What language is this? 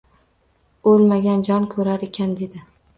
Uzbek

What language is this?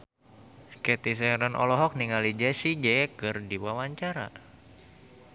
Sundanese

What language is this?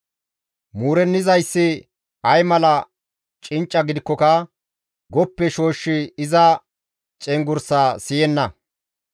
Gamo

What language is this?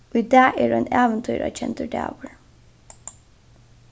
Faroese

